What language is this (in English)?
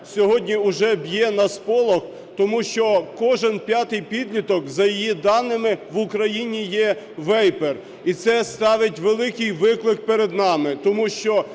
Ukrainian